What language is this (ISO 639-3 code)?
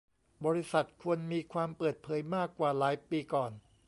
tha